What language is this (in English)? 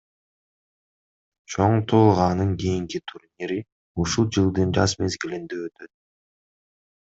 Kyrgyz